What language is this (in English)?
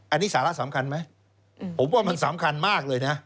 Thai